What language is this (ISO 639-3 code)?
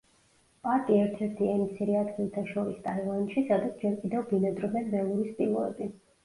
kat